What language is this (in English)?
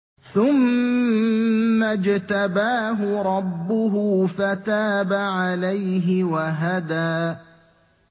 Arabic